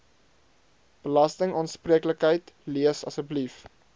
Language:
Afrikaans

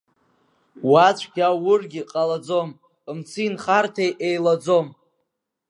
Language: Abkhazian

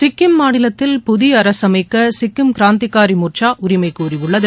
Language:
Tamil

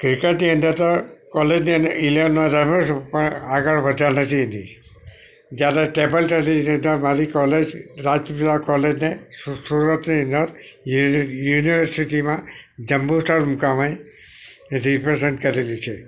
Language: Gujarati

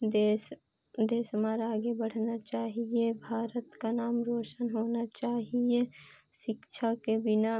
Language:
Hindi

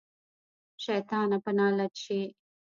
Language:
Pashto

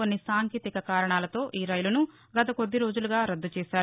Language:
Telugu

